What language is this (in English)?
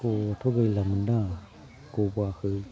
Bodo